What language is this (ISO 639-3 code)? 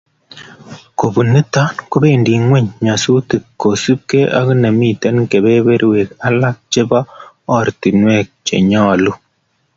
kln